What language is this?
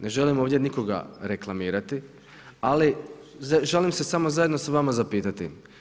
Croatian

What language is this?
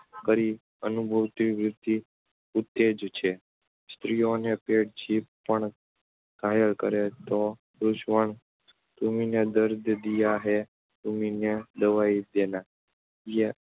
Gujarati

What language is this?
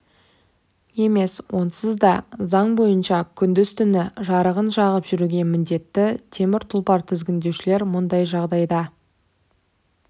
Kazakh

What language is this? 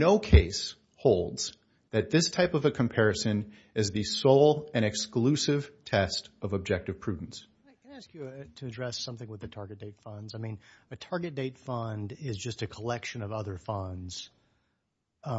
English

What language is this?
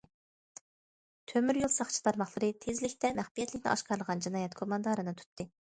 Uyghur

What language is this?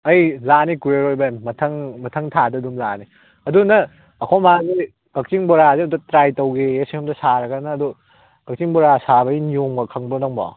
Manipuri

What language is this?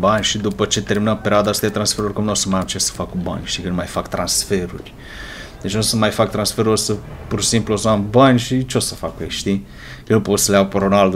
Romanian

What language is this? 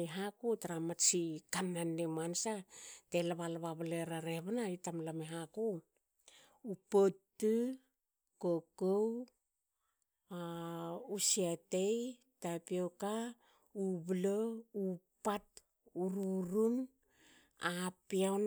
Hakö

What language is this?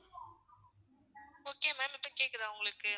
Tamil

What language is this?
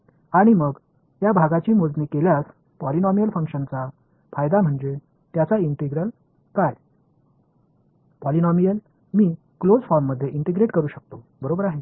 Marathi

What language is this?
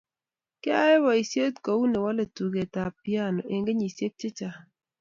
Kalenjin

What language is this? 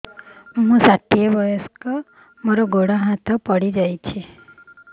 Odia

